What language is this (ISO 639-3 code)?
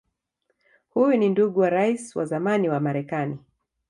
swa